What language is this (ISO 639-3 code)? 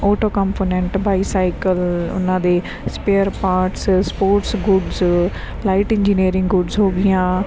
pan